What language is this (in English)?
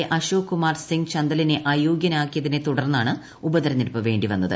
Malayalam